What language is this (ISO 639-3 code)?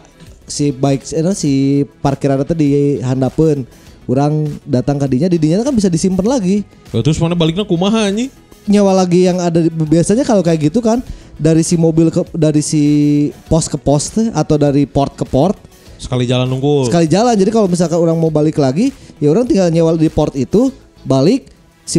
ind